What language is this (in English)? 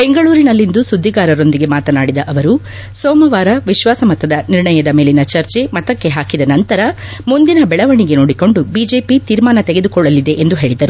Kannada